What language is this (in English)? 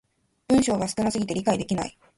Japanese